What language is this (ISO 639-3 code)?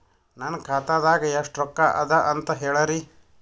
kan